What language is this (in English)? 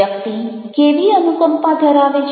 Gujarati